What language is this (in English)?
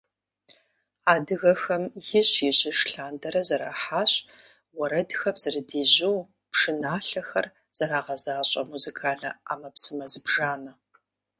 Kabardian